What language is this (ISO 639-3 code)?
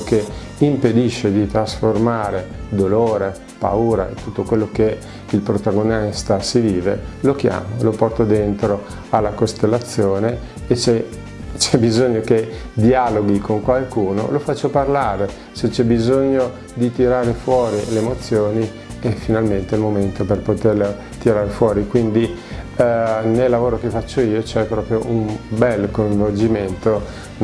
ita